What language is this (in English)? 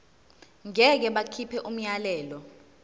Zulu